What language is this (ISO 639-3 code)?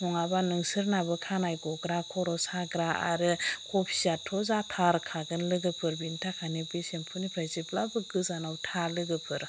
brx